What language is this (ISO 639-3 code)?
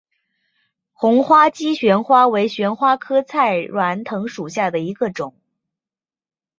zho